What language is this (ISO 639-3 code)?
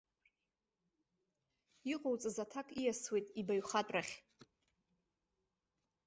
abk